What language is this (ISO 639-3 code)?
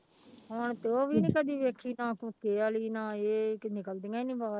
pan